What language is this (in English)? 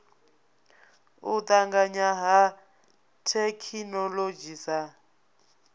Venda